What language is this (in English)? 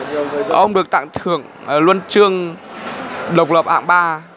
Vietnamese